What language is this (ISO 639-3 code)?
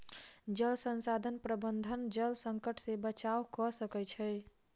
mai